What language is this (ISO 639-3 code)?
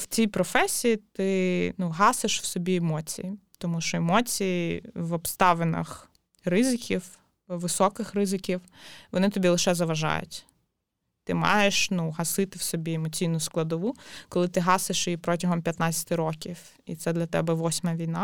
ukr